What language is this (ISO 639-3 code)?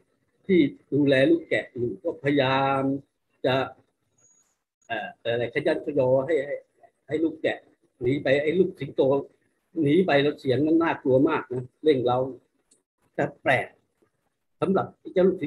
tha